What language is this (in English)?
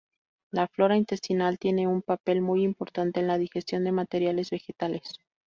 Spanish